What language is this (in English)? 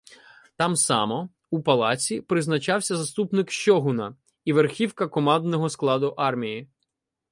Ukrainian